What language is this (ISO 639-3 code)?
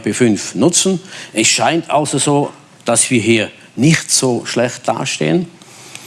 deu